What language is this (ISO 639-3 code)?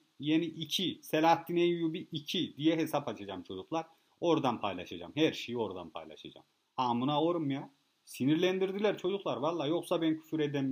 tur